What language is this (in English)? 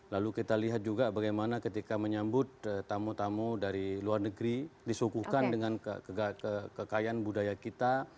Indonesian